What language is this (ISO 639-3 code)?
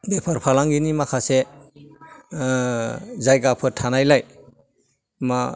brx